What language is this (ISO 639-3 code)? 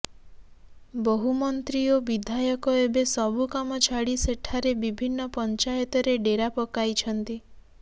ori